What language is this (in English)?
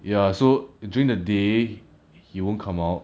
English